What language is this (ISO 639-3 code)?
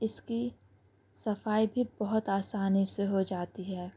urd